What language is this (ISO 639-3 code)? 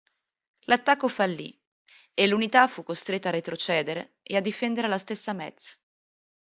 ita